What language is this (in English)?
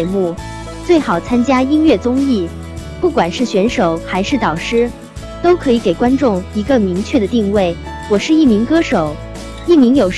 Chinese